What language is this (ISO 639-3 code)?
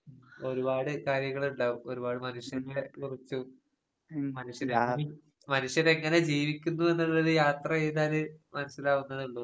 mal